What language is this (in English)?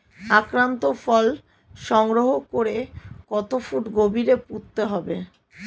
Bangla